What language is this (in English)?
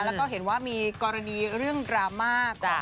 Thai